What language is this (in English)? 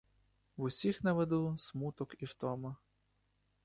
Ukrainian